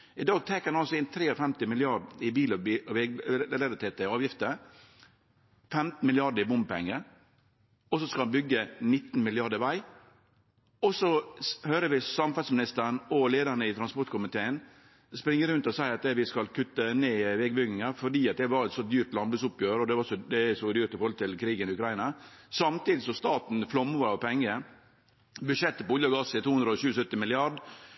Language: Norwegian Nynorsk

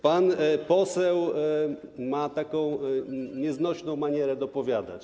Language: Polish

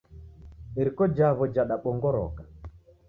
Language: Taita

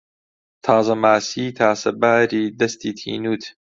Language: Central Kurdish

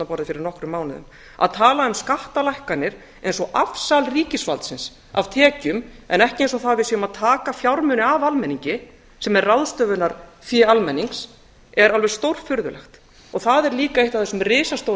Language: Icelandic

